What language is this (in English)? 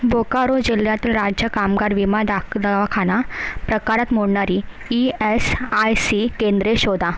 Marathi